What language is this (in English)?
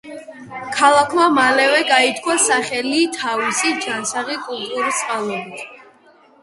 Georgian